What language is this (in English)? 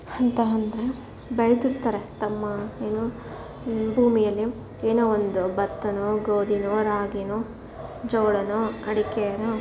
Kannada